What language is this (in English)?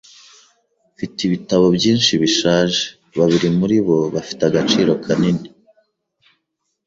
Kinyarwanda